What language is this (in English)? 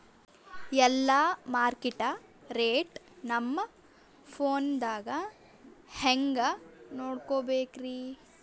Kannada